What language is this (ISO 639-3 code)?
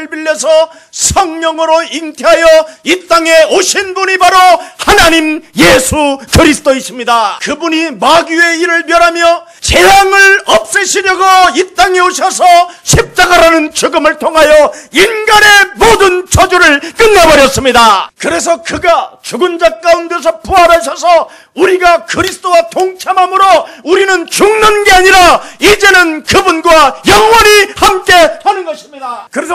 kor